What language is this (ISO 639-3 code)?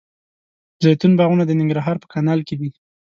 pus